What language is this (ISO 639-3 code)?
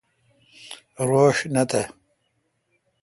xka